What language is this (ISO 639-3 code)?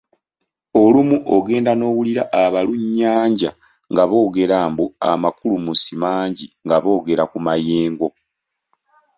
lug